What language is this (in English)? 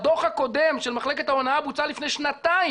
Hebrew